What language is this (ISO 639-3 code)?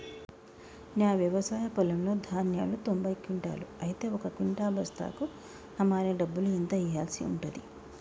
tel